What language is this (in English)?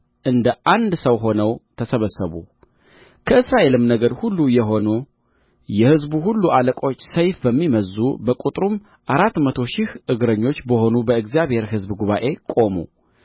Amharic